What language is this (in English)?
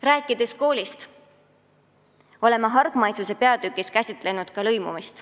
Estonian